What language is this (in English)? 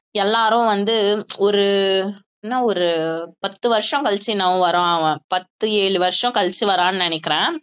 Tamil